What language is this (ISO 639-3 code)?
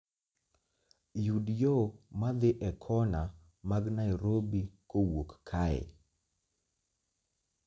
luo